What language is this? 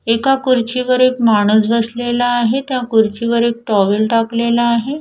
Marathi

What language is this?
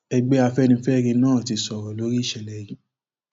Yoruba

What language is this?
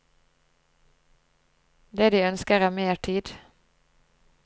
Norwegian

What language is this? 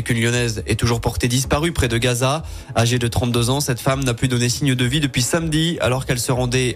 French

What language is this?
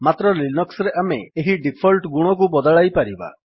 Odia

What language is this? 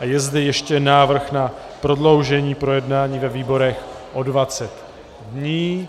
Czech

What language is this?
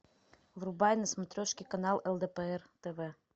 Russian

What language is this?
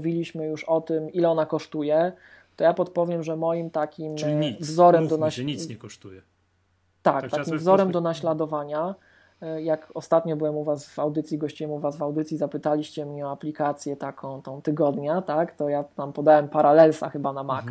Polish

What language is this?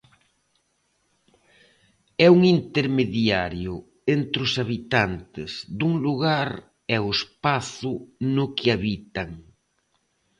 Galician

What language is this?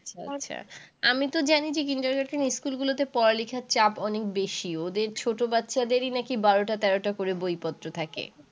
Bangla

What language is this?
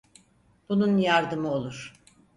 Turkish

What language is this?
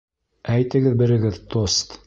Bashkir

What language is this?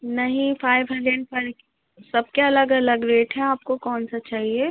Urdu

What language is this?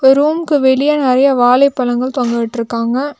Tamil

